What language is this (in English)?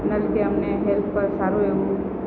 Gujarati